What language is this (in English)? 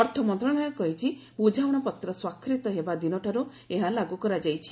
Odia